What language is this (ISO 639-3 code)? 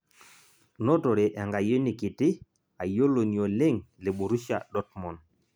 mas